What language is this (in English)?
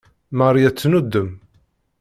Kabyle